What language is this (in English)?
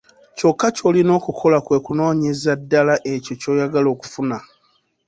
Ganda